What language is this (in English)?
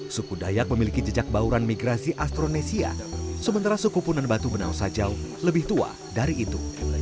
Indonesian